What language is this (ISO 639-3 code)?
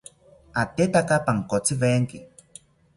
cpy